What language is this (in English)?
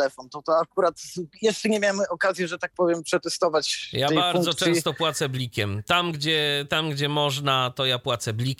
Polish